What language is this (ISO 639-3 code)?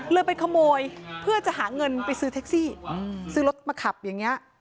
tha